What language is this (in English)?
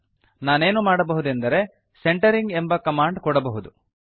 Kannada